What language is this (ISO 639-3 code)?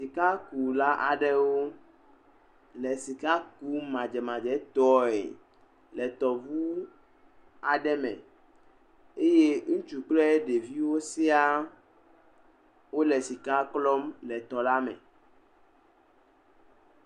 ewe